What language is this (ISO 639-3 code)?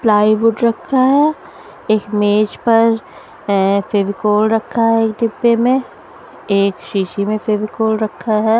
hin